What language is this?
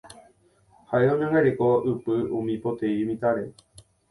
Guarani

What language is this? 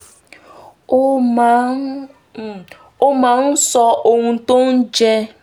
Yoruba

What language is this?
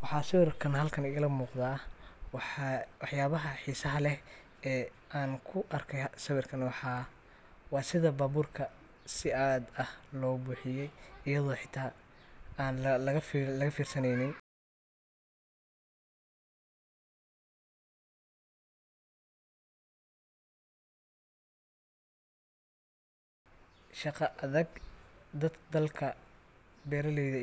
Somali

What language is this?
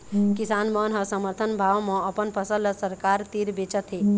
Chhattisgarhi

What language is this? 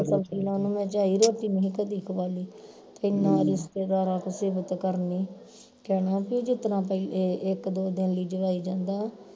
Punjabi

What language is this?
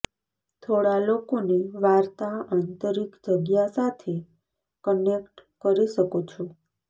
Gujarati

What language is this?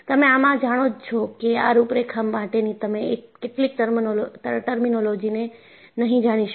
Gujarati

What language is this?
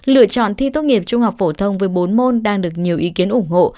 Vietnamese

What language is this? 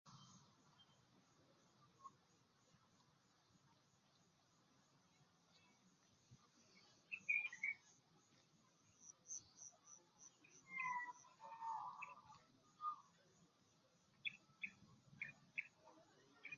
Nubi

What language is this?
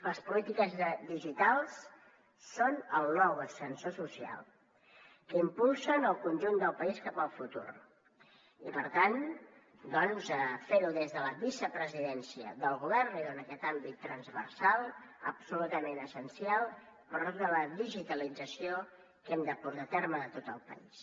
Catalan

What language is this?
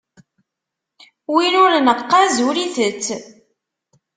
Kabyle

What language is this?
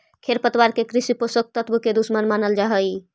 Magahi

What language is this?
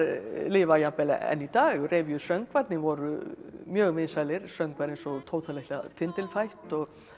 Icelandic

